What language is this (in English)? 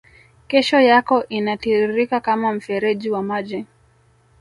Swahili